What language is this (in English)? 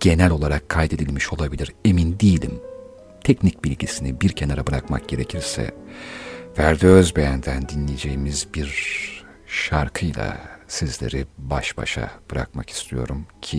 Turkish